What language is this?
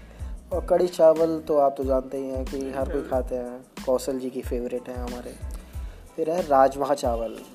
Hindi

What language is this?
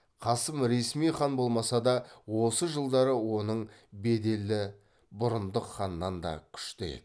Kazakh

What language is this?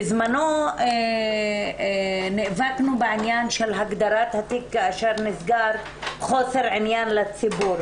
Hebrew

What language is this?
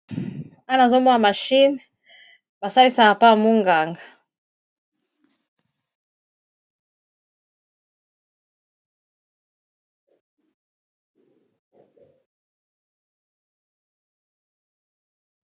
Lingala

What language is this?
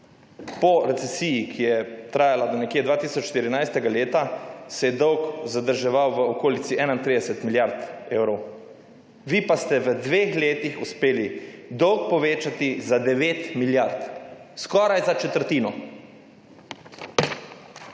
Slovenian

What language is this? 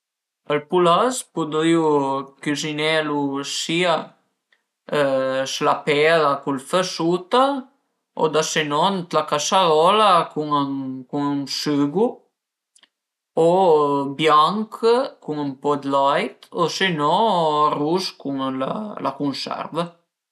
Piedmontese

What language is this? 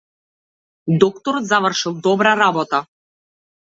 Macedonian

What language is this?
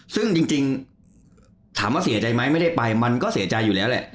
Thai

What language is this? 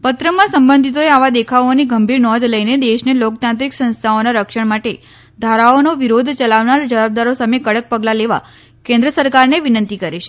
Gujarati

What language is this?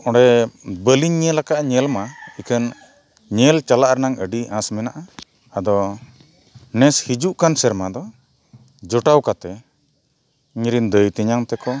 Santali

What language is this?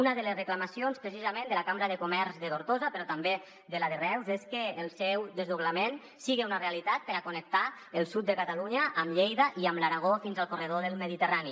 Catalan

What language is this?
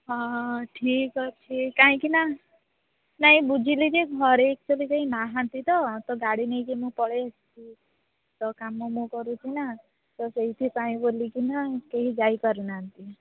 Odia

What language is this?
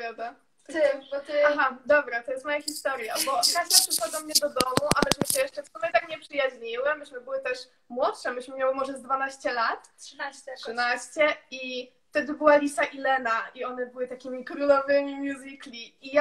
Polish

